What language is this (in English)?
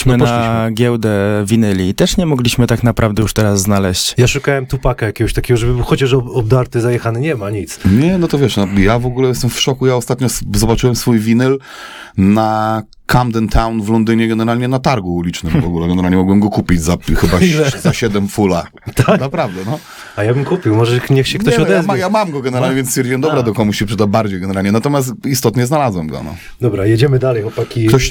Polish